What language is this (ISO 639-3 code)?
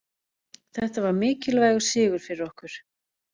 isl